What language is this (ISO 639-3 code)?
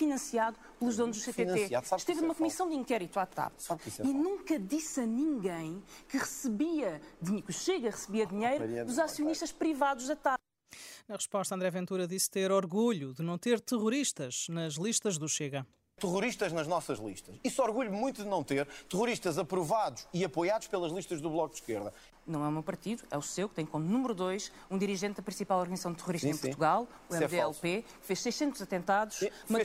por